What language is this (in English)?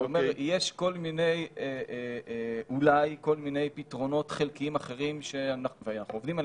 Hebrew